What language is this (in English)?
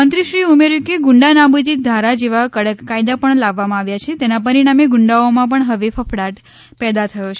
Gujarati